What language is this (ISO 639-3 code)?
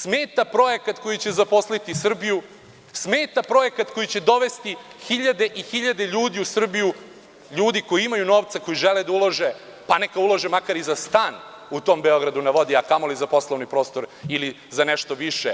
srp